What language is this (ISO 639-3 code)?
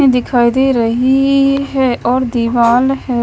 hin